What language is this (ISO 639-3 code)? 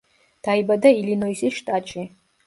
kat